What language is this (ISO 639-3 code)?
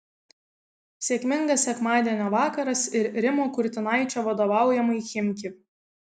lit